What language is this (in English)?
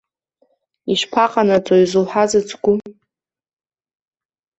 Abkhazian